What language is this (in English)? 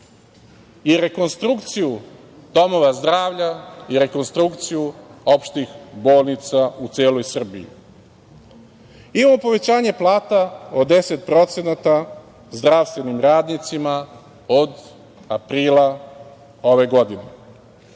Serbian